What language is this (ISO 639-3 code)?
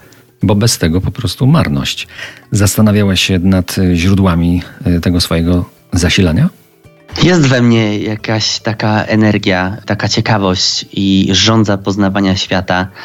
pol